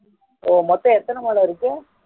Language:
Tamil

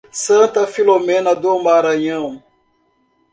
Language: Portuguese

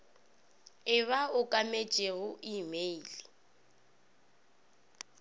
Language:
Northern Sotho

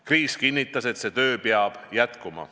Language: Estonian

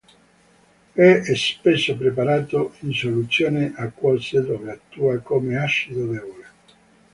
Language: Italian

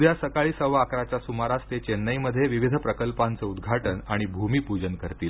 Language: Marathi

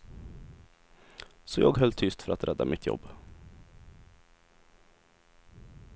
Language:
Swedish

